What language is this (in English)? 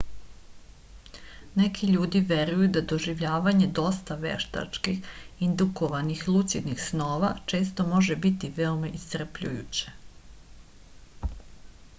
Serbian